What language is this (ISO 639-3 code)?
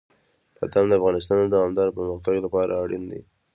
pus